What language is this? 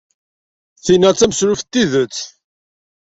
Kabyle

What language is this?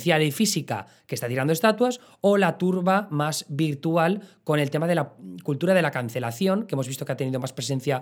Spanish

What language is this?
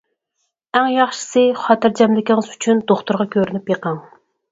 Uyghur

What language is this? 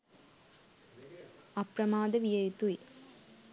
Sinhala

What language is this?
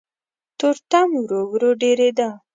Pashto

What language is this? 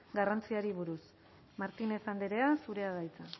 Basque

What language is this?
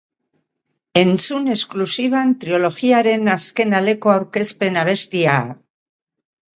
Basque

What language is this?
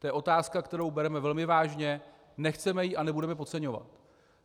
Czech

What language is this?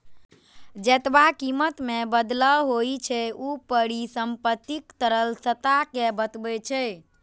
Maithili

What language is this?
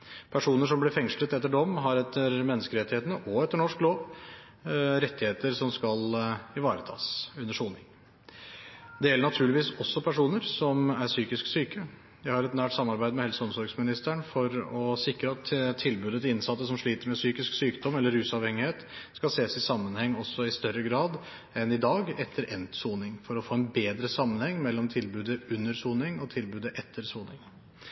Norwegian Bokmål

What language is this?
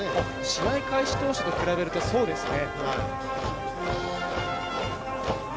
Japanese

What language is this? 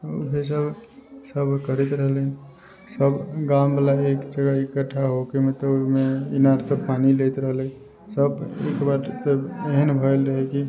Maithili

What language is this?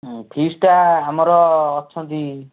Odia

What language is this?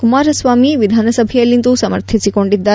Kannada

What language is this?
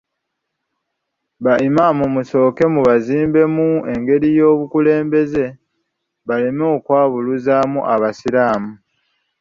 Ganda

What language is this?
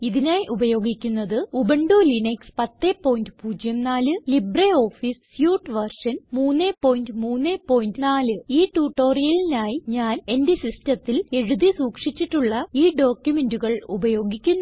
Malayalam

